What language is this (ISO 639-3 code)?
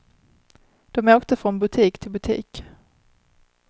swe